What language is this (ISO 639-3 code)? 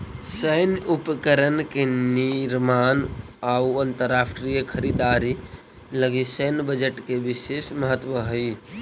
mag